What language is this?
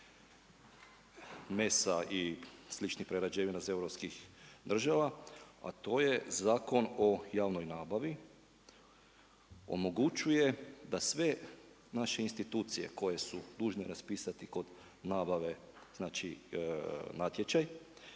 Croatian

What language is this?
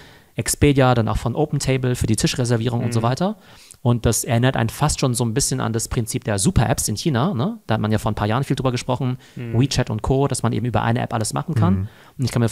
German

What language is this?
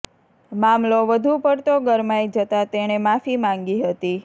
Gujarati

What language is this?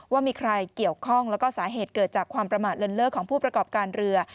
Thai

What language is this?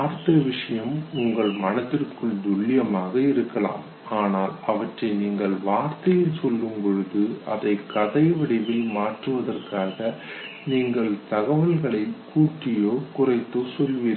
Tamil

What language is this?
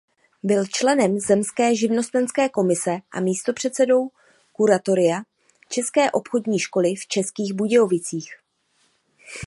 Czech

